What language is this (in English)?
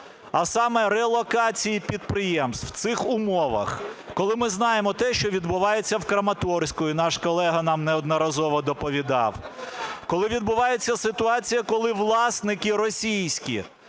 Ukrainian